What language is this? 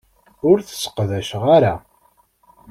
Kabyle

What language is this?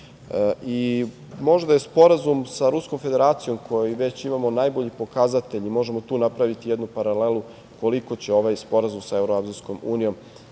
Serbian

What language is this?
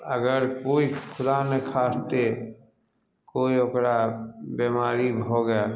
Maithili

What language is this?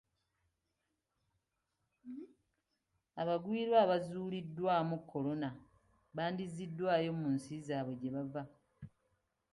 Ganda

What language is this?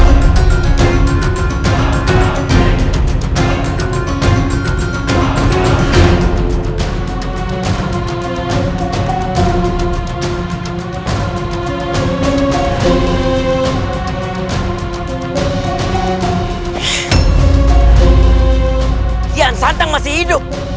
Indonesian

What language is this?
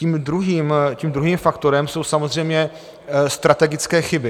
Czech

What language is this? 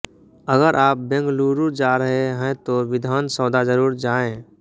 Hindi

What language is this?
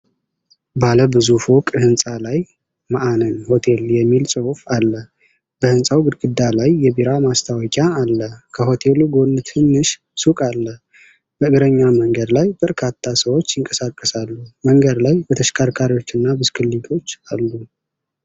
Amharic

